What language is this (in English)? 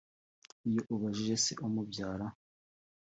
Kinyarwanda